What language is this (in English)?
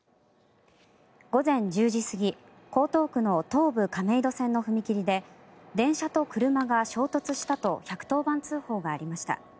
Japanese